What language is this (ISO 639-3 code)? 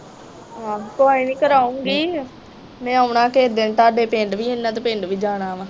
pan